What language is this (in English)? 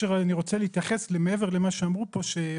Hebrew